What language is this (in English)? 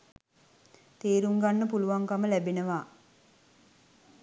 Sinhala